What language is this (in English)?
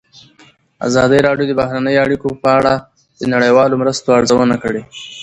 Pashto